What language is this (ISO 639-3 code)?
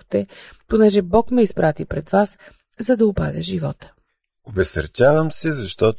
bul